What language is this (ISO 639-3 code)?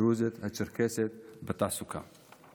heb